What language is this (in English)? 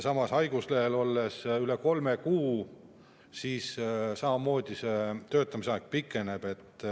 Estonian